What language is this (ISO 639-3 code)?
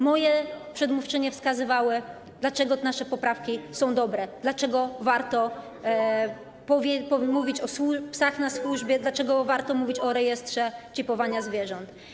pol